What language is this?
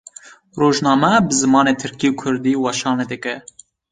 Kurdish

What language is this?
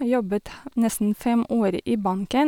Norwegian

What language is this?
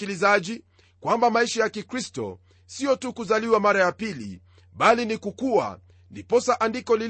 Swahili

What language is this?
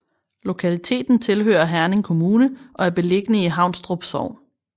Danish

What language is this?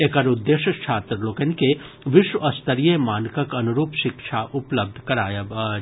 Maithili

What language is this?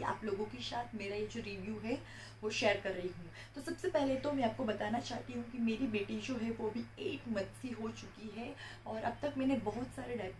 Hindi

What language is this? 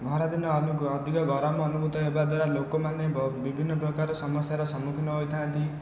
Odia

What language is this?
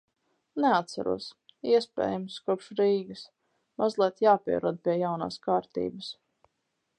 Latvian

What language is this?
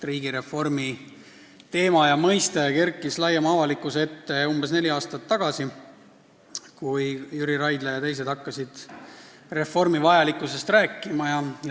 Estonian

